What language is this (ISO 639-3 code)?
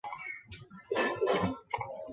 zho